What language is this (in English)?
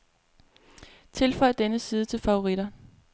Danish